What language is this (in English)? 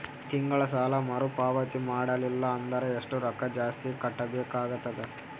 Kannada